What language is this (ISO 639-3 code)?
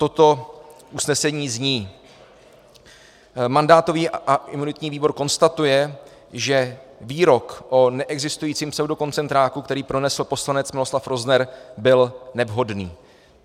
ces